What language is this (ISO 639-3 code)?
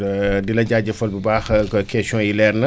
wol